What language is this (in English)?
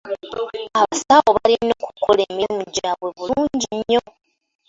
Ganda